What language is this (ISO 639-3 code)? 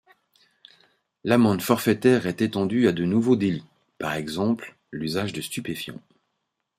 fra